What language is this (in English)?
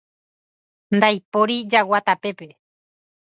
Guarani